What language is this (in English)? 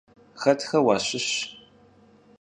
Kabardian